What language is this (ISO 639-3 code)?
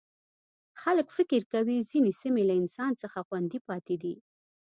pus